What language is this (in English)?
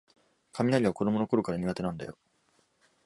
Japanese